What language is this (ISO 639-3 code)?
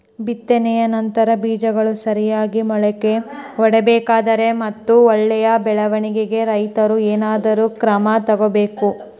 kan